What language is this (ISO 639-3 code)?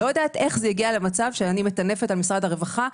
heb